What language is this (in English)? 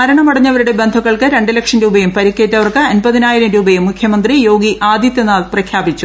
Malayalam